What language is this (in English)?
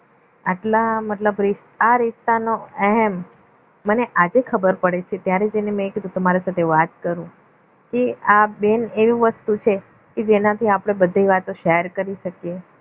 Gujarati